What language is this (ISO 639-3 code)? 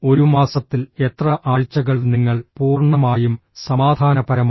mal